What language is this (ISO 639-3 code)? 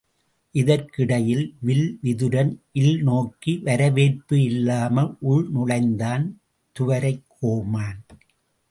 tam